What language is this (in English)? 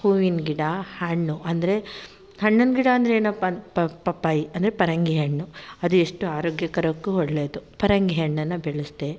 Kannada